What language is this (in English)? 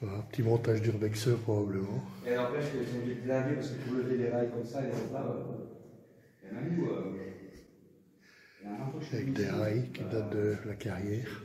French